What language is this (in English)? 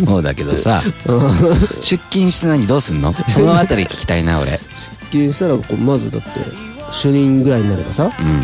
Japanese